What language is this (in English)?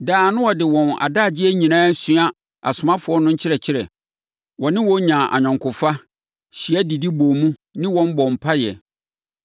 Akan